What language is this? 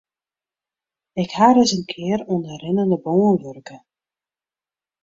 Western Frisian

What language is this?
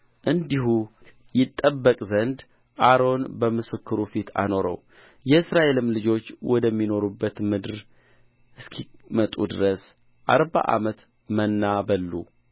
Amharic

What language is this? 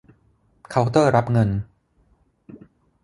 Thai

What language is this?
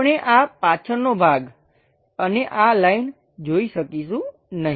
Gujarati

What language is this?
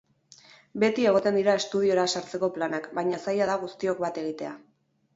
Basque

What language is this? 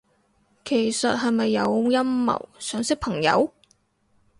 Cantonese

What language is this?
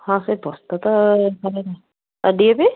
Odia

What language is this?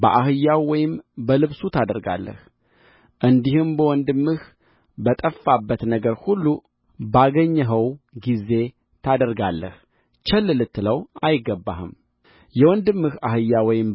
Amharic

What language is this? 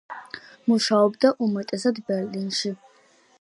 Georgian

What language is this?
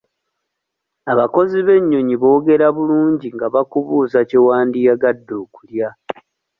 Ganda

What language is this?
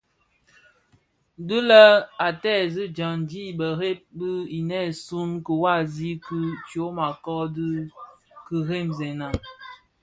Bafia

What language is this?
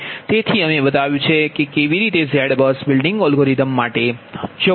Gujarati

